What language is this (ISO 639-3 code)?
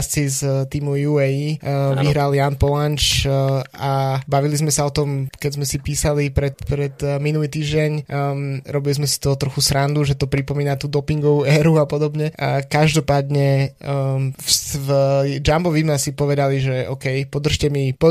slk